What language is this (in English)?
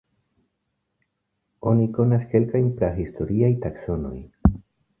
Esperanto